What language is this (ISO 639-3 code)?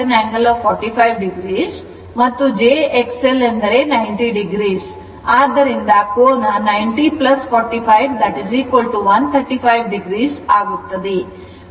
kan